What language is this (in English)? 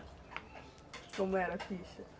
Portuguese